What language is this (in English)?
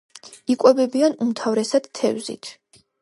Georgian